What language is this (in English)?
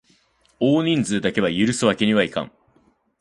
Japanese